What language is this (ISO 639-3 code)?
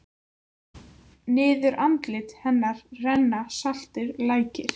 isl